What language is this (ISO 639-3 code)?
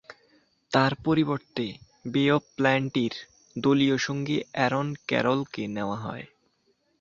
ben